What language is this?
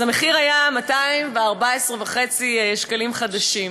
Hebrew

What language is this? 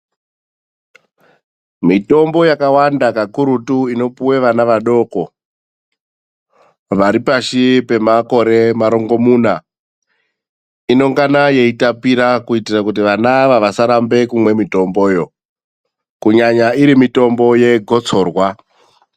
Ndau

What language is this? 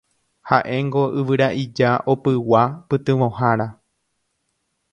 Guarani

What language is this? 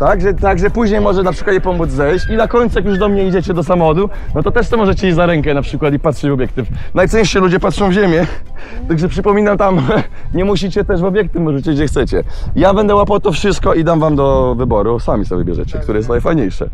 Polish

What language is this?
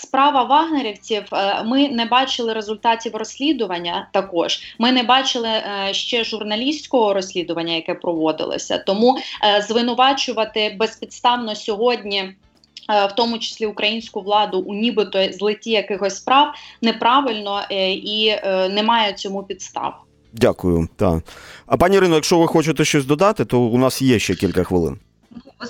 Ukrainian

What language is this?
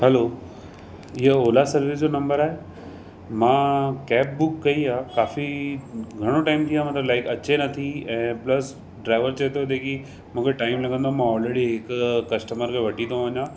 Sindhi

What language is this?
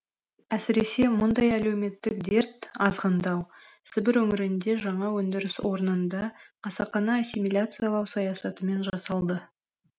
Kazakh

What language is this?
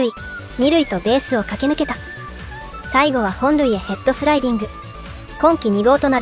Japanese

